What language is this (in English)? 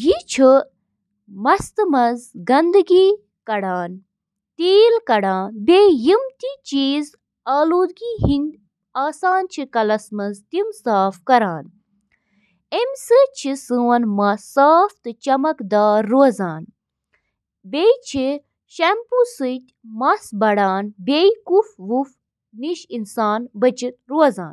Kashmiri